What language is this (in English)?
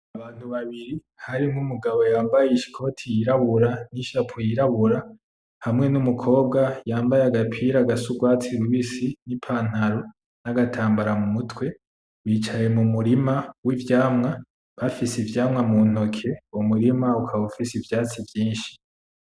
Rundi